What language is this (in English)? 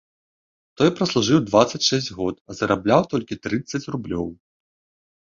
Belarusian